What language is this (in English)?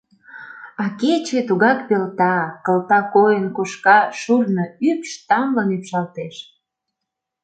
Mari